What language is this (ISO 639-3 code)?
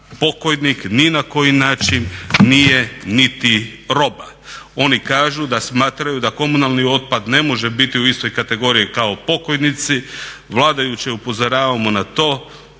hrv